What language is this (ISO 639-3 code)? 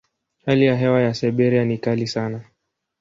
swa